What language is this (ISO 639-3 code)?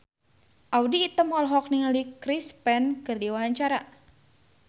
sun